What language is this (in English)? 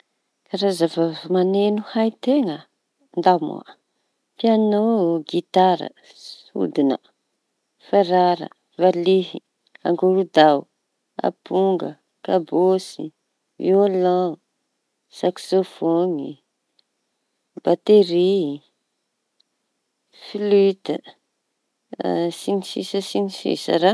Tanosy Malagasy